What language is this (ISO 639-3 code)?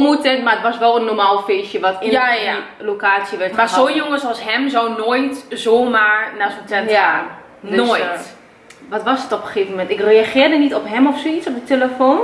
nld